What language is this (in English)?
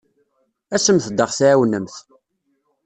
Kabyle